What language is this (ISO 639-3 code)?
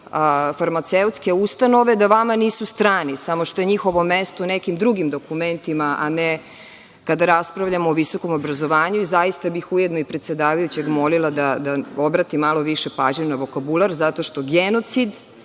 srp